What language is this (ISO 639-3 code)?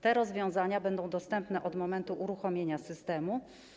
pol